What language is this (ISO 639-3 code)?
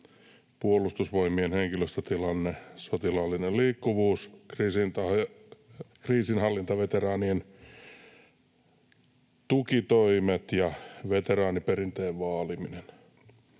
fin